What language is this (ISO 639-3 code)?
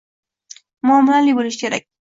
uzb